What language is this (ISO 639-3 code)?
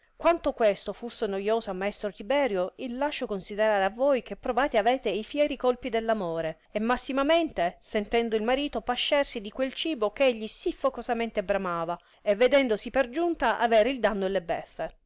ita